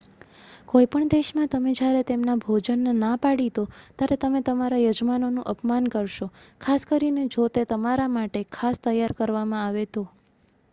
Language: Gujarati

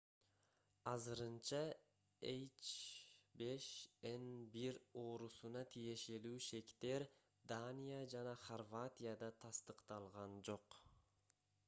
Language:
Kyrgyz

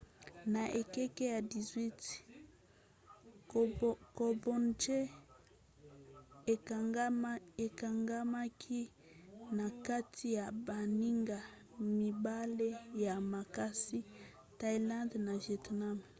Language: Lingala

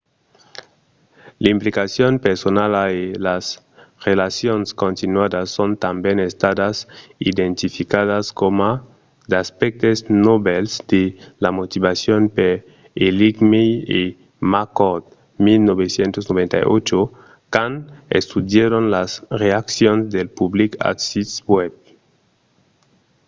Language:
Occitan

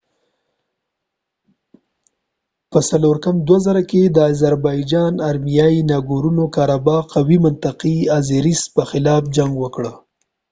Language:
Pashto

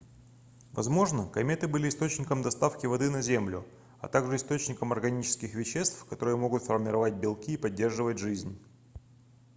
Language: Russian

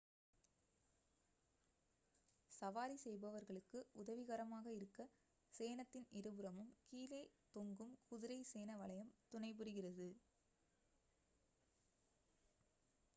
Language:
Tamil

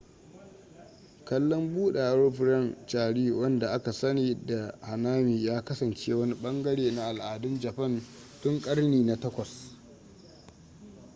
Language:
Hausa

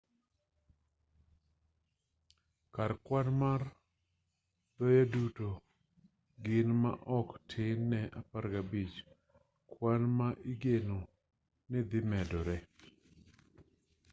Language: Luo (Kenya and Tanzania)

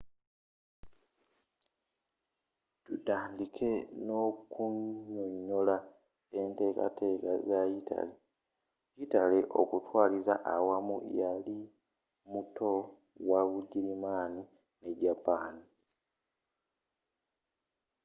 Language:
Ganda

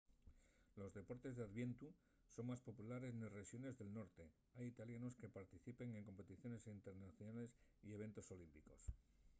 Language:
Asturian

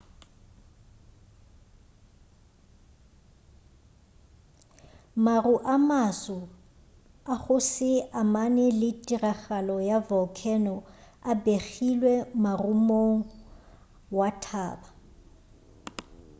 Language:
Northern Sotho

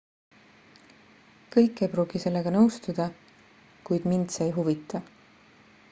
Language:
Estonian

